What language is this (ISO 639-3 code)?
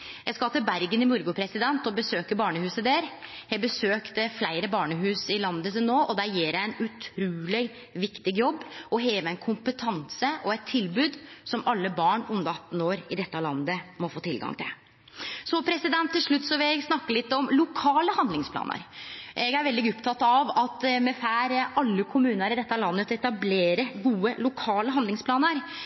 nno